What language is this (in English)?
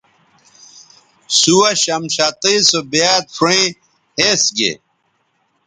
Bateri